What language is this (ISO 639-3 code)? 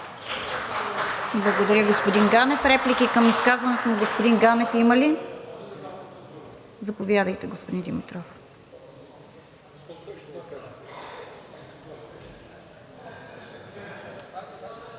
bul